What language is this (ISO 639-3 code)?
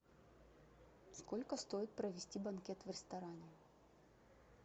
rus